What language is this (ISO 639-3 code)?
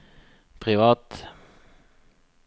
nor